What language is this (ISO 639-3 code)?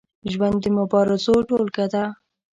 pus